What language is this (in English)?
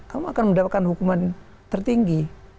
Indonesian